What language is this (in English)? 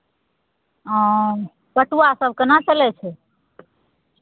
Maithili